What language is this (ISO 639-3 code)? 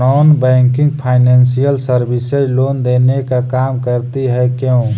mag